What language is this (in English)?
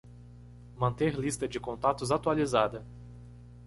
Portuguese